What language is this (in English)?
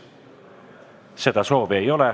Estonian